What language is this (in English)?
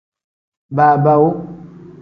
Tem